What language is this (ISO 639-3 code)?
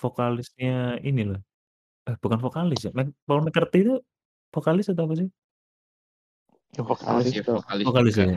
ind